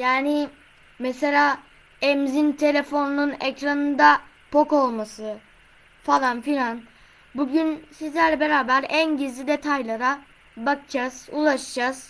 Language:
Turkish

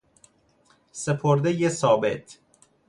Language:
Persian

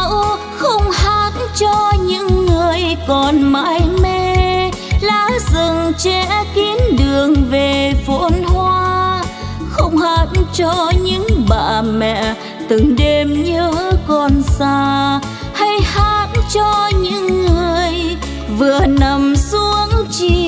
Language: Vietnamese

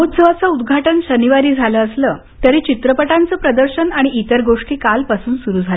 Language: Marathi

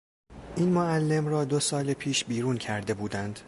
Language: Persian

